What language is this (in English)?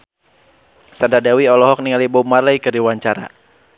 Sundanese